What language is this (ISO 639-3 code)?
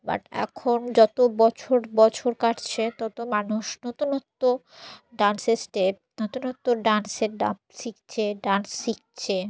ben